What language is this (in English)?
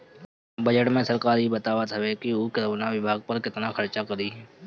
Bhojpuri